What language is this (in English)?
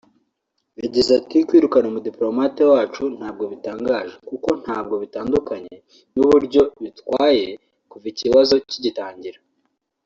Kinyarwanda